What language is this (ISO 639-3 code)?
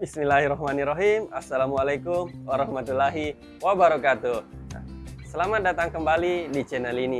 ind